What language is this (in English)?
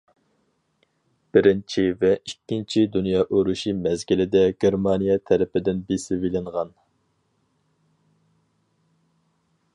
Uyghur